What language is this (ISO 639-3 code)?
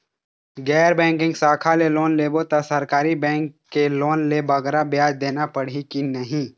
hne